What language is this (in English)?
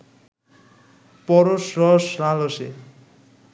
Bangla